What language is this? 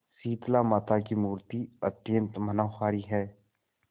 Hindi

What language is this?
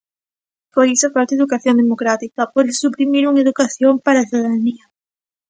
Galician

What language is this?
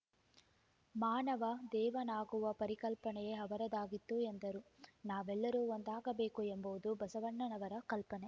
Kannada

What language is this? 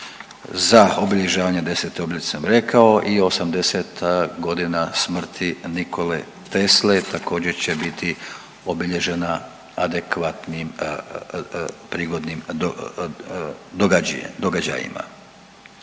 Croatian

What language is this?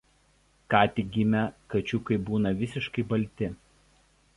Lithuanian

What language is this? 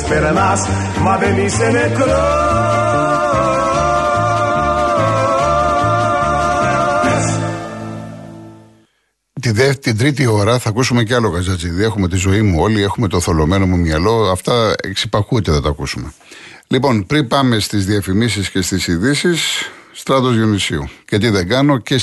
Greek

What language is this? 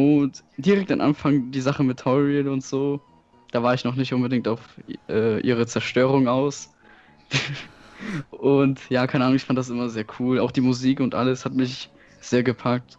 German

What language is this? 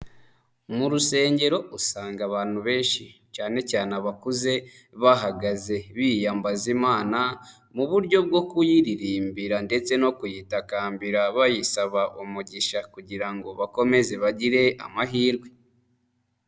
Kinyarwanda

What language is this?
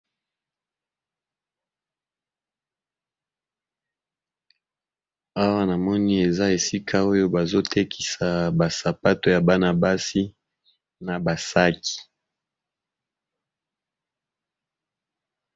Lingala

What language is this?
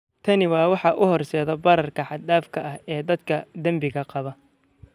Somali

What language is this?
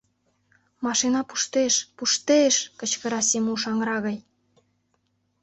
Mari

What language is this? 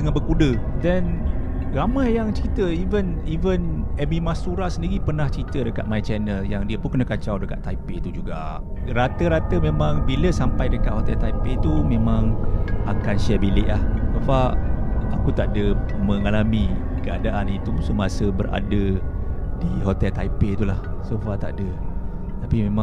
Malay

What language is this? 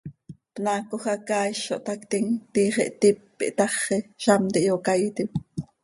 Seri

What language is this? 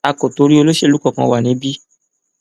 Yoruba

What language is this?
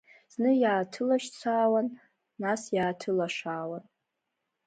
Abkhazian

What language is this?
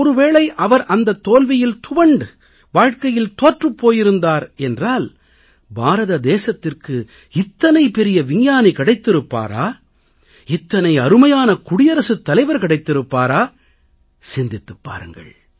Tamil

